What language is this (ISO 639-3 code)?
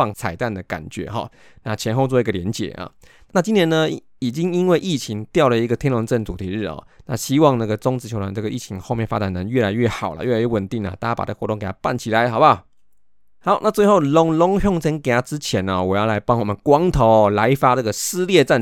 zho